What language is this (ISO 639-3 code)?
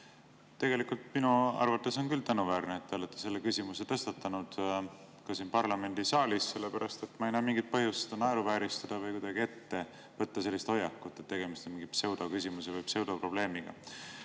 est